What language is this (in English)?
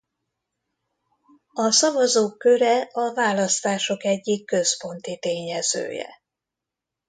Hungarian